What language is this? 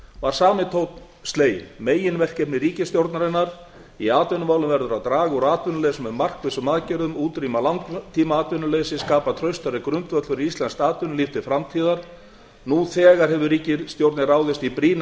Icelandic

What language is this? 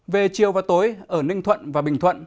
Vietnamese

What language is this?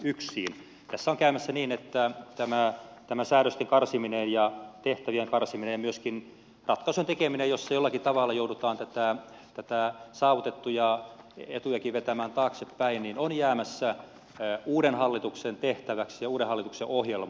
Finnish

